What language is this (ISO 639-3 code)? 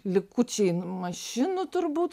lit